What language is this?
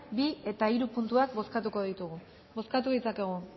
Basque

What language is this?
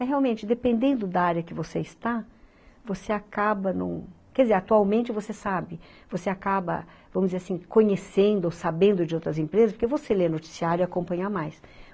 Portuguese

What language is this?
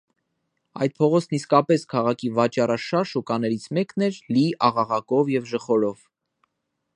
Armenian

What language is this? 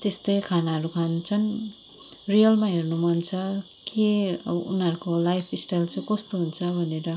Nepali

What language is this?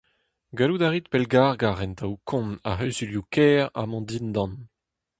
Breton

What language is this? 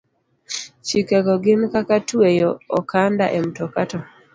Luo (Kenya and Tanzania)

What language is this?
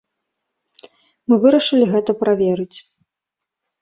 Belarusian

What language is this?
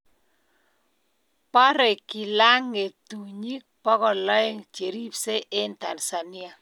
Kalenjin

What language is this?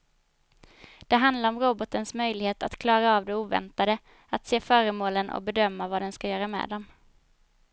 Swedish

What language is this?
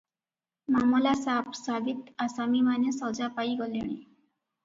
Odia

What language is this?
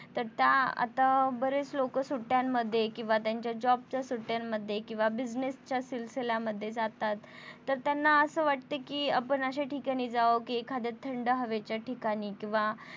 Marathi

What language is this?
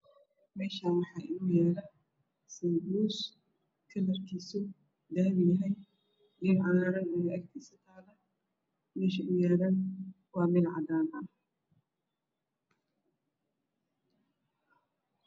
Somali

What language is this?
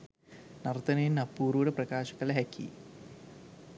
Sinhala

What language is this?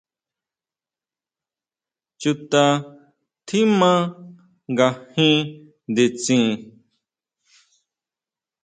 Huautla Mazatec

